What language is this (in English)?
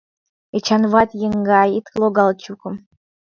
Mari